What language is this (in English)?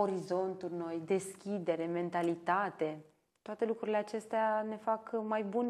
Romanian